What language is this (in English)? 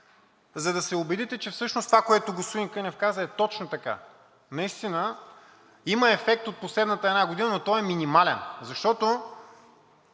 Bulgarian